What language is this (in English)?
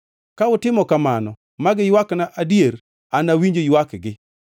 Luo (Kenya and Tanzania)